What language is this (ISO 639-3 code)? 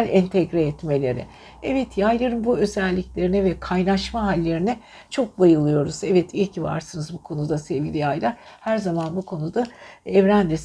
tur